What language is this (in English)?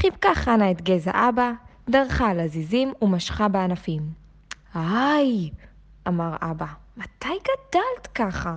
Hebrew